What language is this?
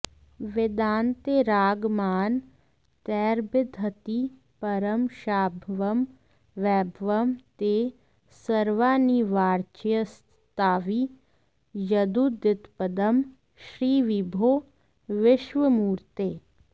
Sanskrit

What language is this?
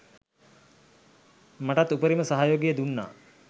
Sinhala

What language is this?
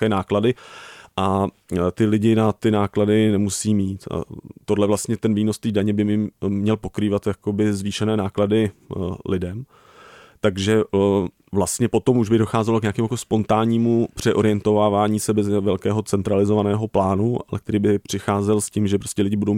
Czech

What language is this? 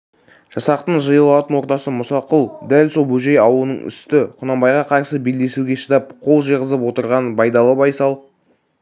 Kazakh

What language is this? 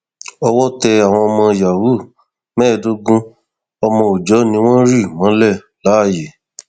Yoruba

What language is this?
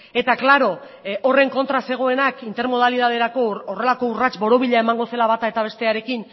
Basque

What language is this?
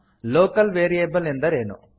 Kannada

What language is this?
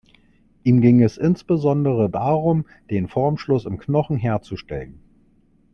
German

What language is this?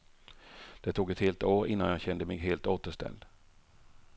Swedish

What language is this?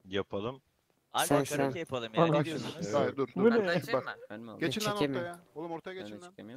Turkish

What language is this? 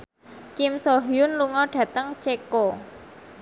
Javanese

